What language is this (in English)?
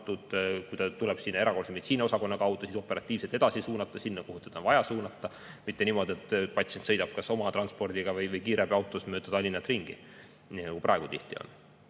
Estonian